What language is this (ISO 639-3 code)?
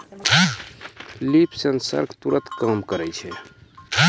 mai